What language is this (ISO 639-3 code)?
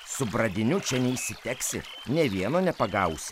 lit